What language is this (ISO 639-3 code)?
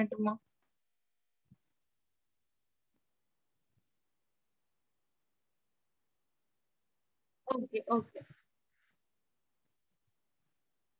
tam